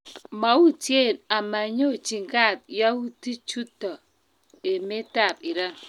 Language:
Kalenjin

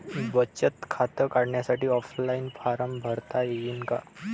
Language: Marathi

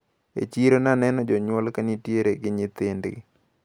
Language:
Luo (Kenya and Tanzania)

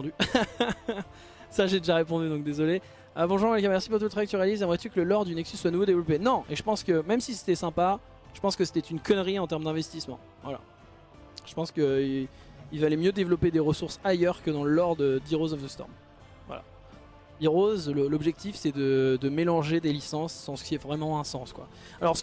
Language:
French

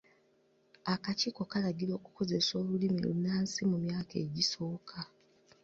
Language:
Ganda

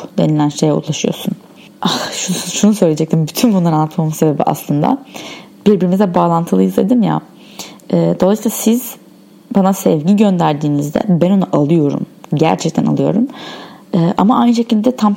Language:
Turkish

